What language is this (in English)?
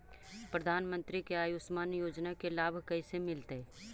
Magahi